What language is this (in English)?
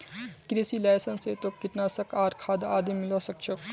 Magahi